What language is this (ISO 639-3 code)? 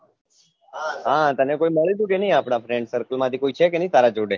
guj